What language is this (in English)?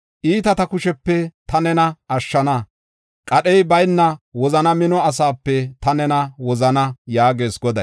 Gofa